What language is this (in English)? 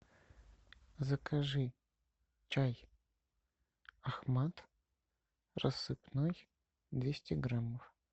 Russian